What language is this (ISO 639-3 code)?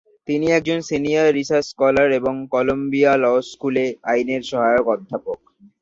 ben